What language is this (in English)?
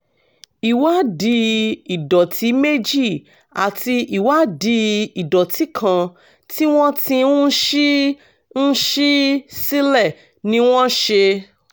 Yoruba